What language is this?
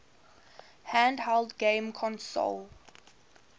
English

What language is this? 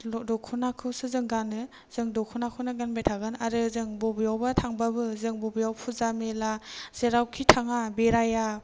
Bodo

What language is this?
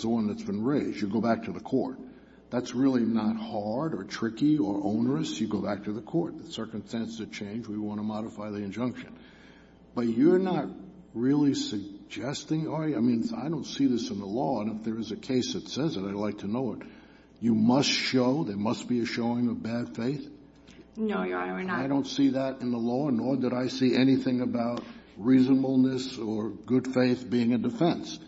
English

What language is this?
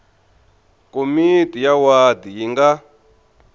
Tsonga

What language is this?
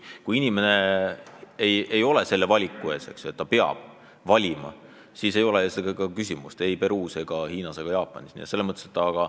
Estonian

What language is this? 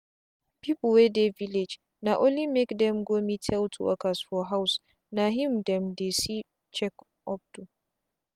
Nigerian Pidgin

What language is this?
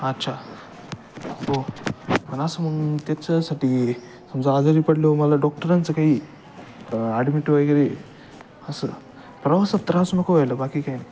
Marathi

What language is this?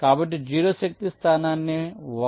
Telugu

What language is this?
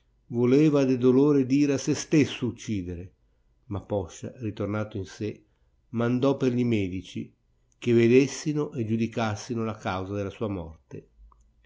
Italian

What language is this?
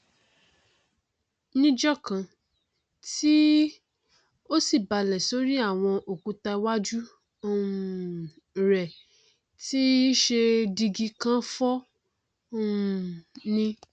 Yoruba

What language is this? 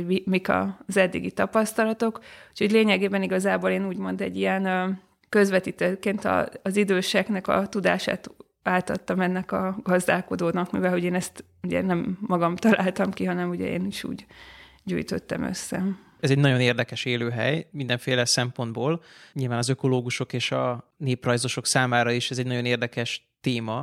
Hungarian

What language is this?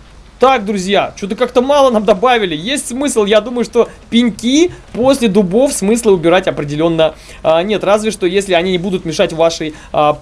Russian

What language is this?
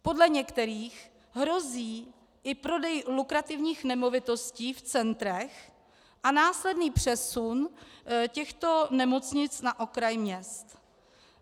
Czech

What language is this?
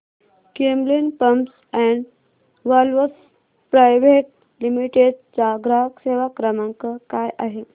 Marathi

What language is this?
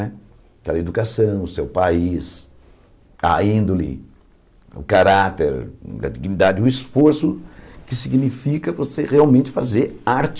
Portuguese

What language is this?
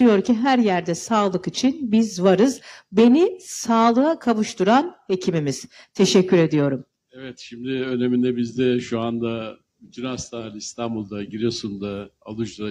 Turkish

